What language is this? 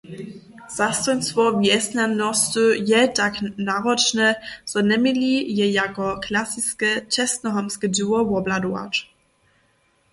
Upper Sorbian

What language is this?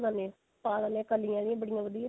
Punjabi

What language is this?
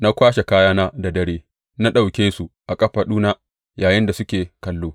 Hausa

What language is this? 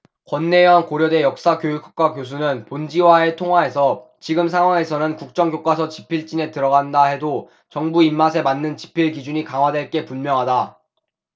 Korean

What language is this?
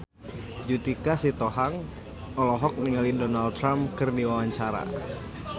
Sundanese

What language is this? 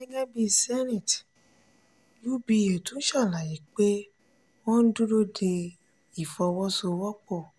Yoruba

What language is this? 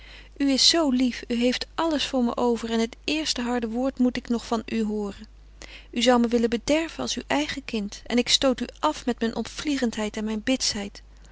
Dutch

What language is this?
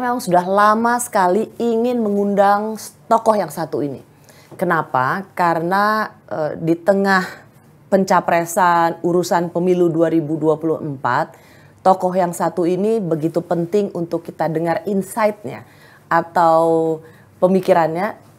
Indonesian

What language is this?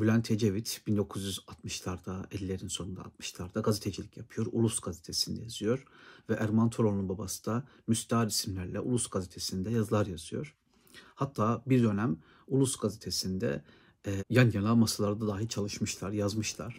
Turkish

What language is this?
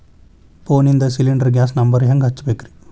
Kannada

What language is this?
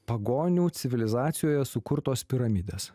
Lithuanian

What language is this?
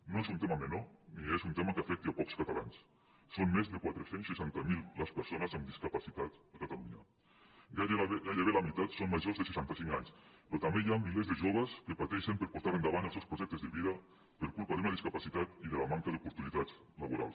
Catalan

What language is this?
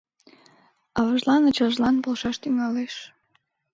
Mari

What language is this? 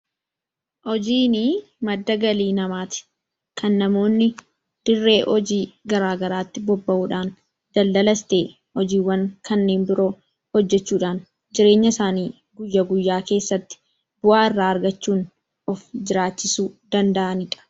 Oromo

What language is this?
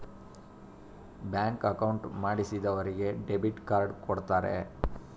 Kannada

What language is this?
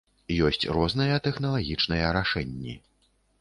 Belarusian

